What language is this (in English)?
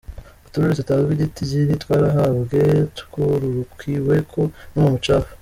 Kinyarwanda